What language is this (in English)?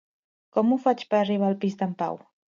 Catalan